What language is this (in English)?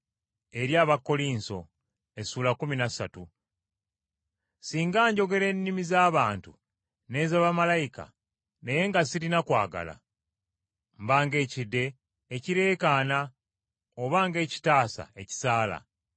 Ganda